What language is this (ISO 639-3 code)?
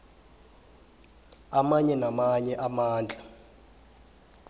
nbl